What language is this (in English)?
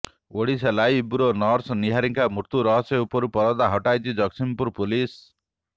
Odia